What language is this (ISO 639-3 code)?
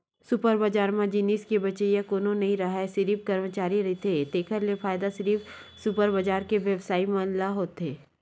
hne